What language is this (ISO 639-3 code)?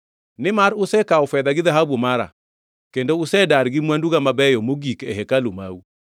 luo